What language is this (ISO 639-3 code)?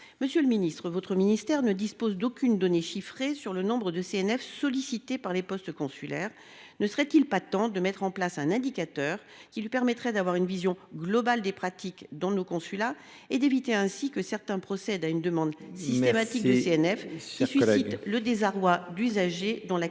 fra